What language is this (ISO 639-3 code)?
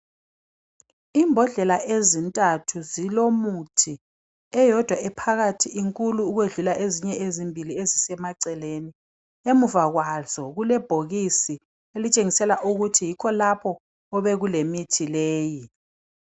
nde